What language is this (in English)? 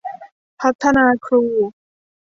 Thai